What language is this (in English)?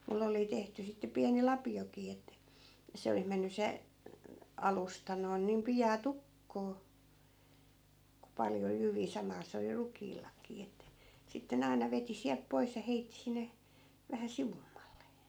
Finnish